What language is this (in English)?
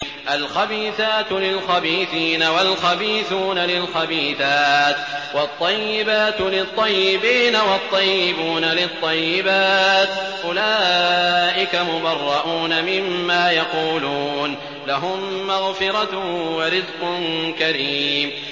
Arabic